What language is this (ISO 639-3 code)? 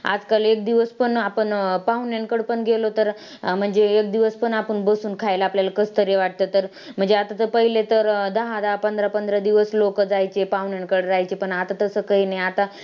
mar